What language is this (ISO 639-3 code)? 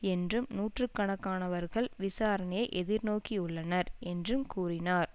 tam